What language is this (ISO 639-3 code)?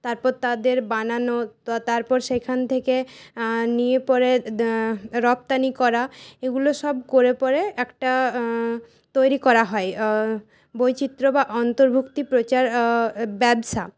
ben